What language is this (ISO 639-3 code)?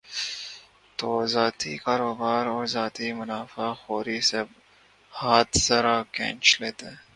urd